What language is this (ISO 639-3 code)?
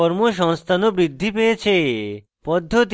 ben